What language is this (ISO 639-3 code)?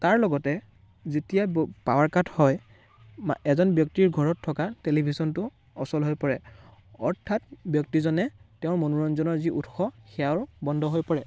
asm